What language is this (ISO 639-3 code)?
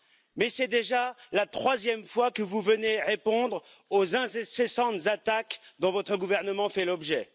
fra